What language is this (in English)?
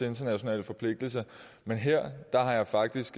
Danish